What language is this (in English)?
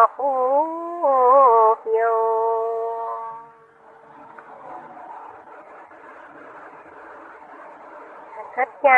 Vietnamese